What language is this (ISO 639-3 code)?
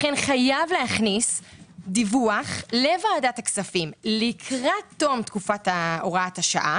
heb